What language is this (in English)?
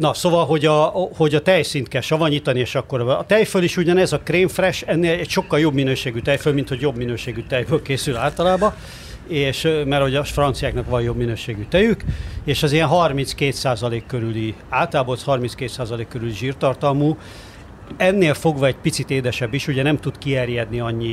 Hungarian